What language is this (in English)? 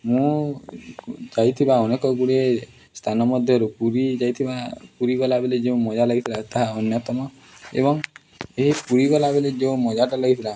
Odia